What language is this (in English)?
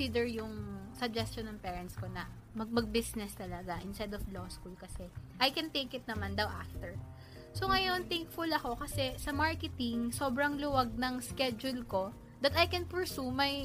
Filipino